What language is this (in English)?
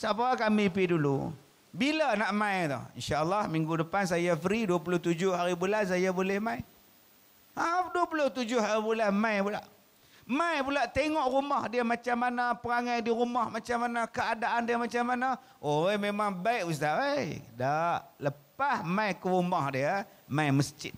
Malay